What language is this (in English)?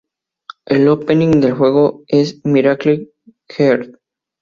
Spanish